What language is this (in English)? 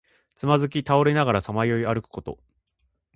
Japanese